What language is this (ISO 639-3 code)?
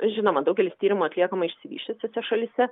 lit